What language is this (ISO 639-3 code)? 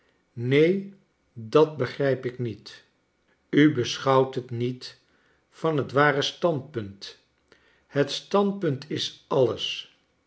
nld